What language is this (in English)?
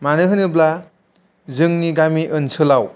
Bodo